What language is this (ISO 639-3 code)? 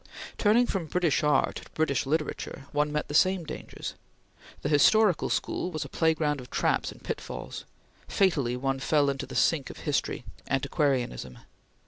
eng